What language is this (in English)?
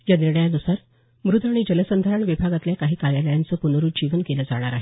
Marathi